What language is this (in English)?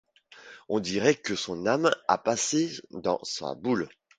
French